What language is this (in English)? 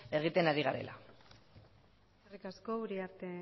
Basque